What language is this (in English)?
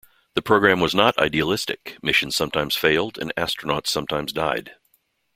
English